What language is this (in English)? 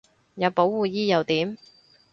Cantonese